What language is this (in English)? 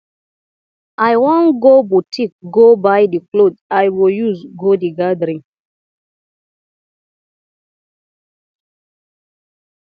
Nigerian Pidgin